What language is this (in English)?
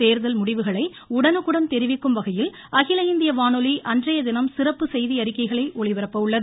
Tamil